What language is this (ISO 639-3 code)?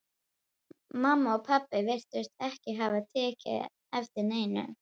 isl